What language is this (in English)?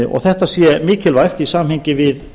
Icelandic